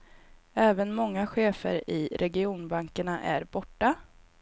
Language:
Swedish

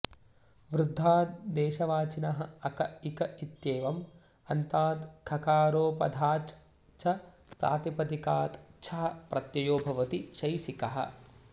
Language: Sanskrit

